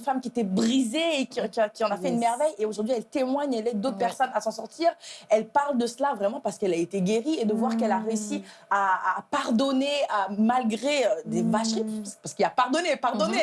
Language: French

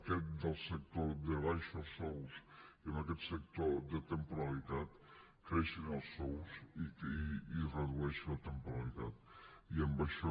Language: Catalan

